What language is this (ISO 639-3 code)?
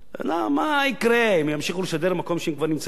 heb